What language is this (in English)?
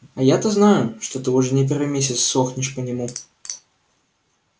Russian